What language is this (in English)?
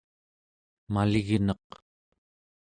Central Yupik